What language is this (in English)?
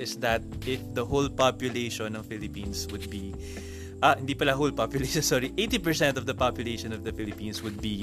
Filipino